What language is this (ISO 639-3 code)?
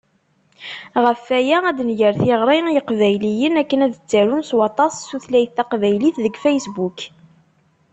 kab